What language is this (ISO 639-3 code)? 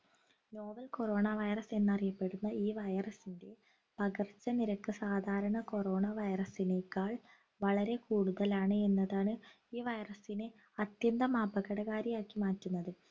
mal